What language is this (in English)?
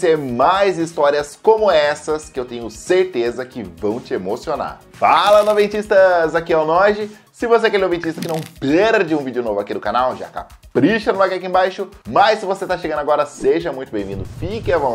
Portuguese